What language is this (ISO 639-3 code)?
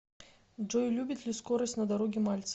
rus